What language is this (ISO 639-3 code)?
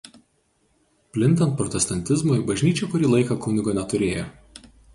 lit